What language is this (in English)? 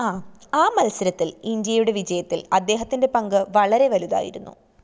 Malayalam